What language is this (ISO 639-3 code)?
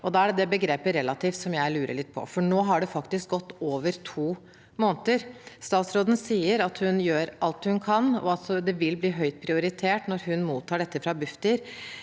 nor